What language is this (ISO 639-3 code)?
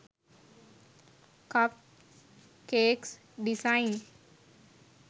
sin